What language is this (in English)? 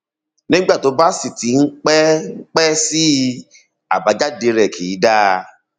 Yoruba